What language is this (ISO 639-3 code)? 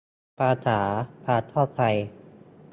tha